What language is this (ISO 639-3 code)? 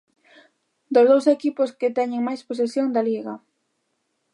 glg